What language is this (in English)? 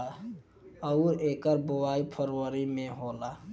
Bhojpuri